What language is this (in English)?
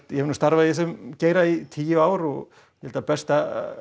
Icelandic